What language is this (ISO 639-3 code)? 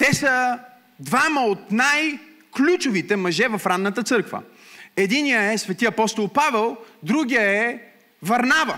bul